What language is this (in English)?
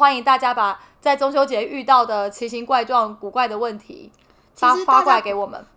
Chinese